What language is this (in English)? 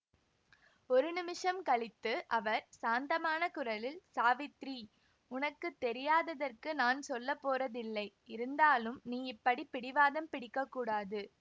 Tamil